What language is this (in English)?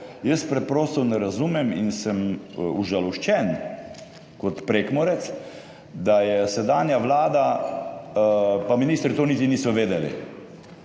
Slovenian